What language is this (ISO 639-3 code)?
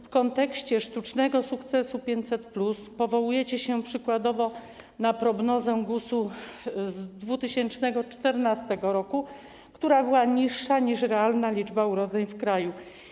pol